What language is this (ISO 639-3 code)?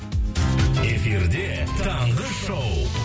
kaz